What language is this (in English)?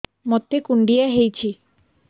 Odia